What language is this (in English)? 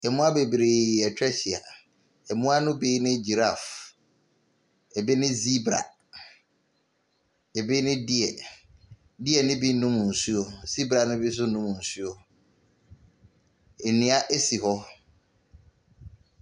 Akan